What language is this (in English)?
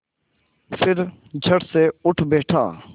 Hindi